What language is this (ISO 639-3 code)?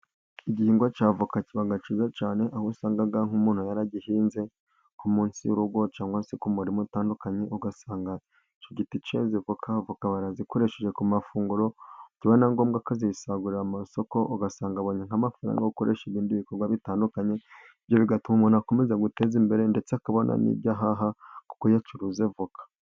kin